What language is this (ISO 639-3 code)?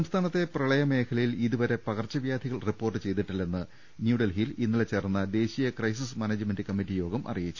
mal